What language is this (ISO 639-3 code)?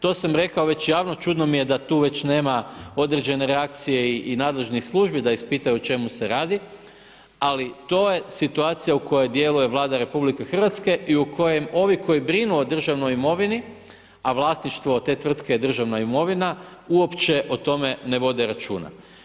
hrv